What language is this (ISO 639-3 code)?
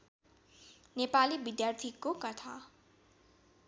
nep